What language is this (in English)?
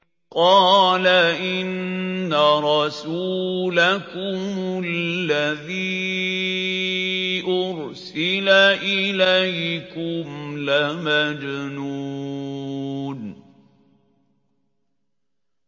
Arabic